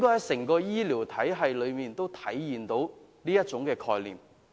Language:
Cantonese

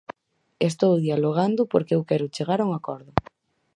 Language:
Galician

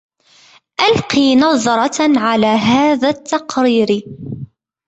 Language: Arabic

